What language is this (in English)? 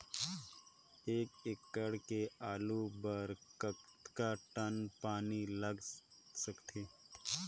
Chhattisgarhi